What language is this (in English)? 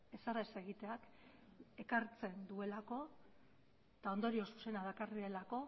Basque